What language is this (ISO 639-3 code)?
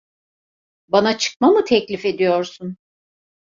tur